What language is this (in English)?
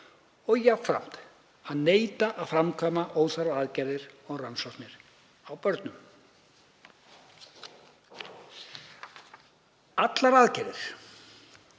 Icelandic